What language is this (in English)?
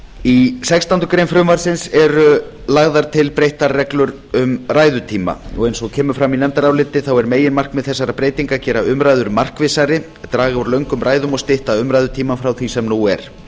Icelandic